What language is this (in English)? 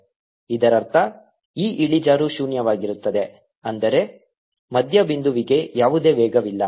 Kannada